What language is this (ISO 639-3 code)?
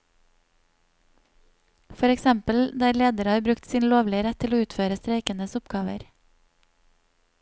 nor